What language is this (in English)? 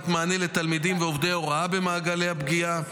Hebrew